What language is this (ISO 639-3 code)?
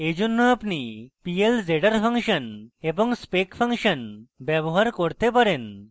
ben